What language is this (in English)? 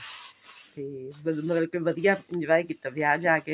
Punjabi